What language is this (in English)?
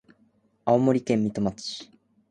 Japanese